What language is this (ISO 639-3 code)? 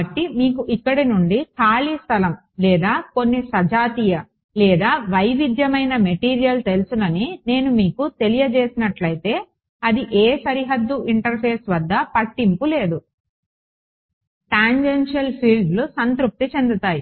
tel